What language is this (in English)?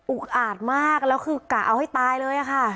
Thai